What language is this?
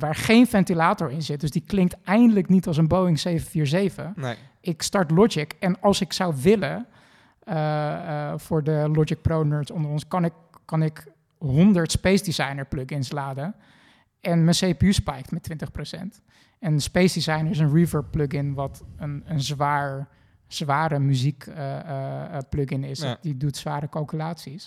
Dutch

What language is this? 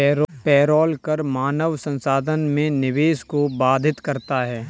Hindi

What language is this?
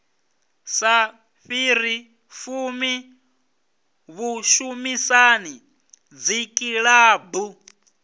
Venda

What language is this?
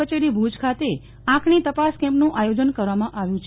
Gujarati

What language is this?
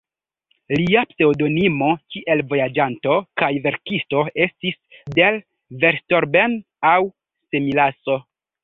Esperanto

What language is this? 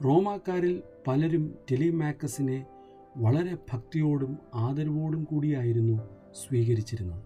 Malayalam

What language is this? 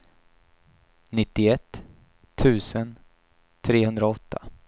Swedish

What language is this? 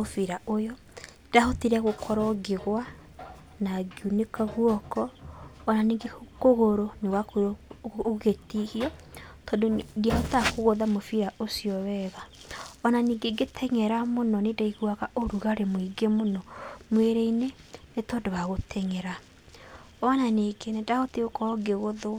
Kikuyu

